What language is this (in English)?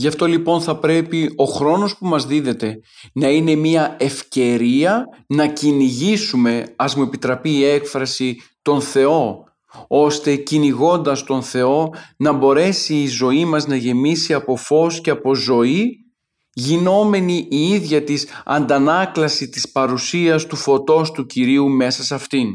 Greek